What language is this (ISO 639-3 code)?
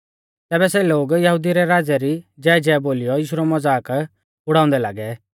bfz